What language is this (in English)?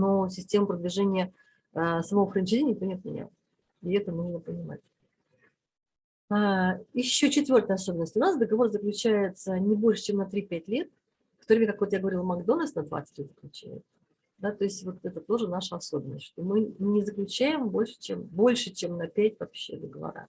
Russian